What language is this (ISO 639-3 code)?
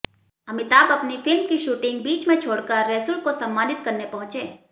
hin